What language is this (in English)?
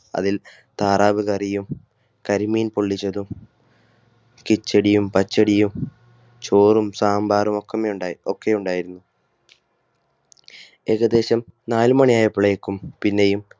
Malayalam